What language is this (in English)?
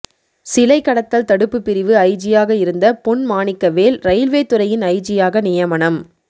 Tamil